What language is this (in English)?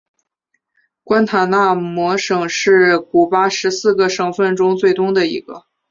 Chinese